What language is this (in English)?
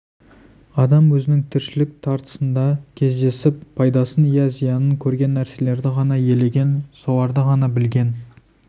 Kazakh